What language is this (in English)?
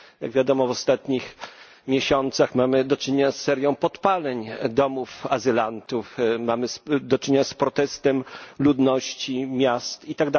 Polish